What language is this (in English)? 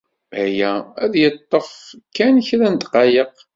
Kabyle